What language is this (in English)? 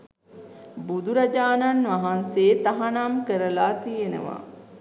Sinhala